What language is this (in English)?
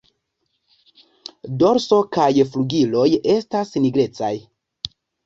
Esperanto